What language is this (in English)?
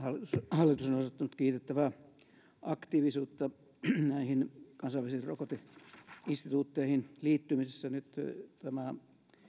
Finnish